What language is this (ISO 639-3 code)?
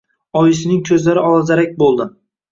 uzb